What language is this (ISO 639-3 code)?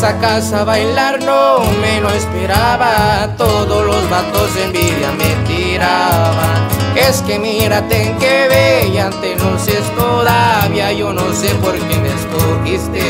spa